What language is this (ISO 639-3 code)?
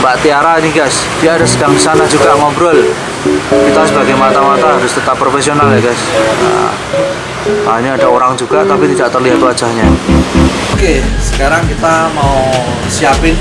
ind